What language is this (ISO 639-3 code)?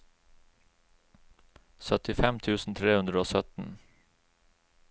nor